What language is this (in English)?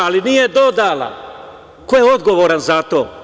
Serbian